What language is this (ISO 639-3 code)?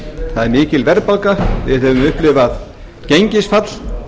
isl